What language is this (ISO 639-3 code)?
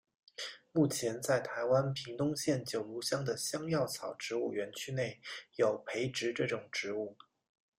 zho